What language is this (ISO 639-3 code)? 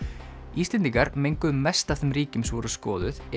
isl